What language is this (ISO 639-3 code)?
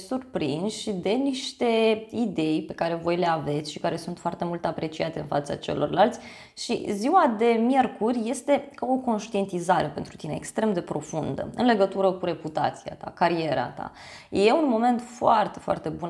ron